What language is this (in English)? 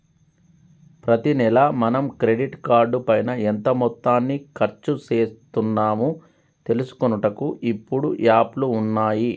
Telugu